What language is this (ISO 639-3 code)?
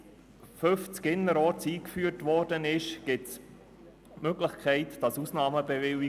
gsw